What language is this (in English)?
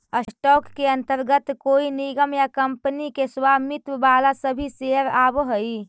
Magahi